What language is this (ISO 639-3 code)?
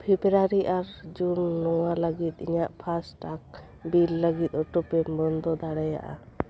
sat